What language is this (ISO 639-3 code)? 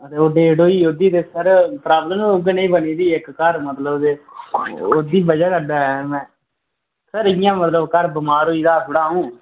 doi